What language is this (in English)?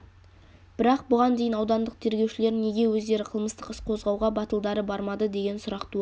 Kazakh